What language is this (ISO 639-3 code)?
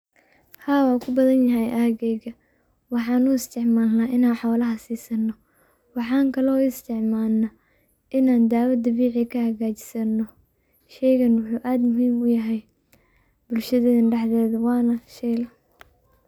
som